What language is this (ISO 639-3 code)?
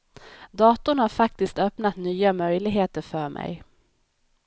swe